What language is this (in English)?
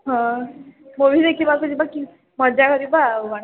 Odia